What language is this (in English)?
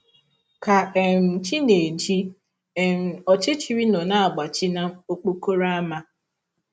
Igbo